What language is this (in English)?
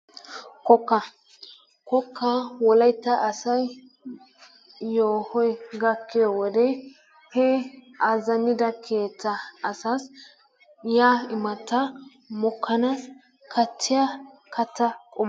Wolaytta